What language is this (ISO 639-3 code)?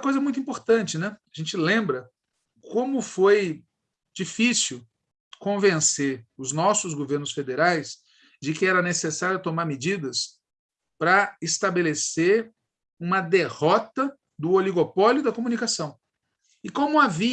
por